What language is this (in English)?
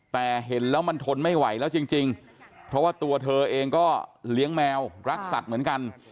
Thai